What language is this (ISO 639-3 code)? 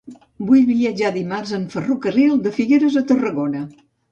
cat